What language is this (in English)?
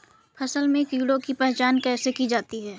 Hindi